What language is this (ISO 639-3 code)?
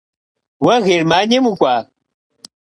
kbd